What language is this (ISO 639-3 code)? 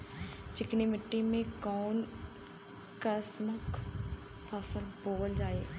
bho